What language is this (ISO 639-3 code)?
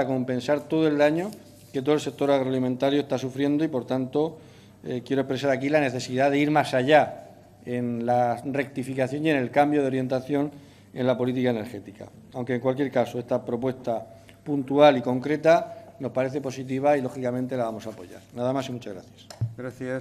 spa